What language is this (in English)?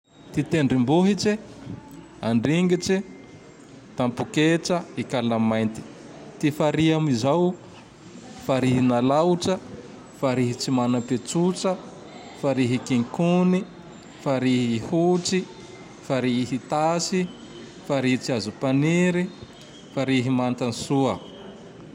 Tandroy-Mahafaly Malagasy